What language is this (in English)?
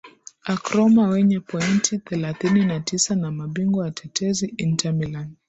Swahili